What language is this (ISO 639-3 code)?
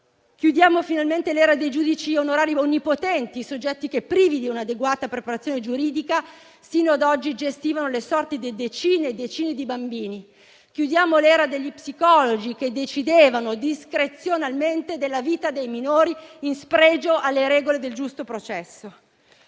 ita